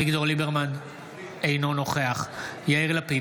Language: Hebrew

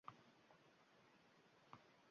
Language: Uzbek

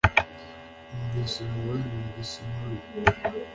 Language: Kinyarwanda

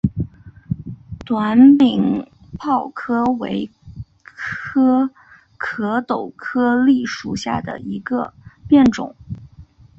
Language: Chinese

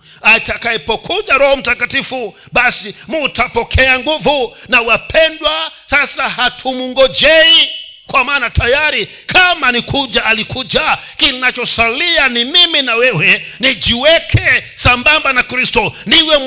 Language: Swahili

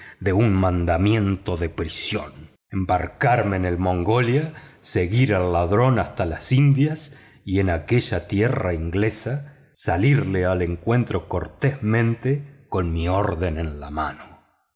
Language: Spanish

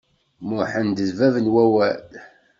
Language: Kabyle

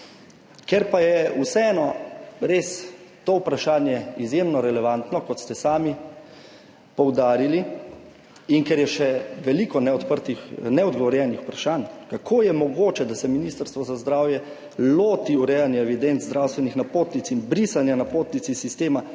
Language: Slovenian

